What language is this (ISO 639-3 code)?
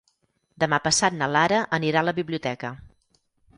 cat